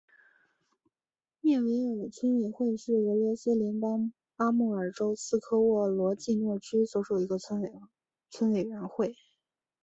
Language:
Chinese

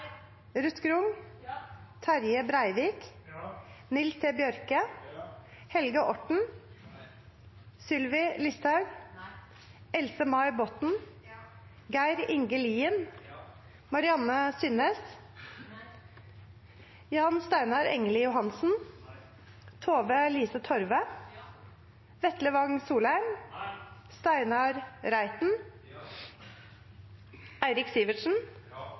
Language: Norwegian Nynorsk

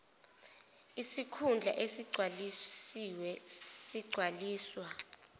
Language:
Zulu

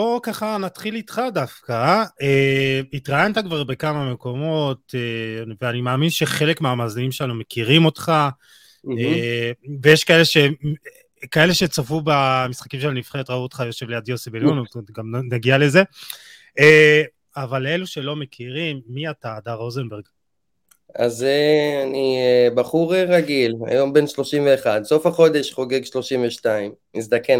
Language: Hebrew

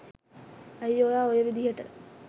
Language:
Sinhala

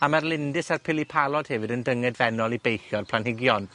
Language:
Welsh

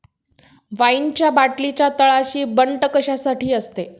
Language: Marathi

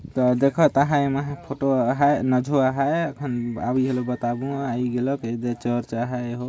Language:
Sadri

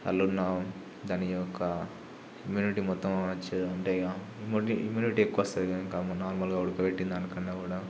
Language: Telugu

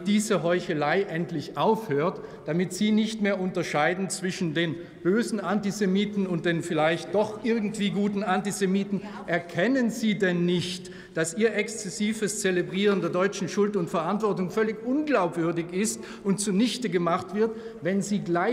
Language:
German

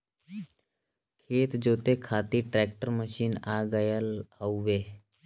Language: Bhojpuri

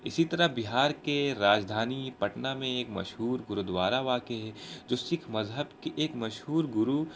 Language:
Urdu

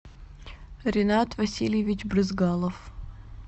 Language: Russian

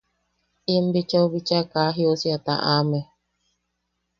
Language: Yaqui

